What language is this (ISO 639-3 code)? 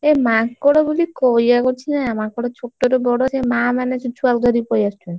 ori